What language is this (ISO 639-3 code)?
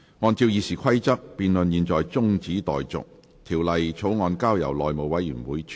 yue